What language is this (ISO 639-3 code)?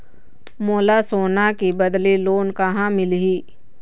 hne